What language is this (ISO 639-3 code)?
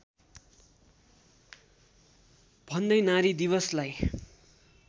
nep